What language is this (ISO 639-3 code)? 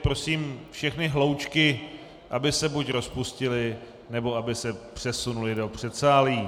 ces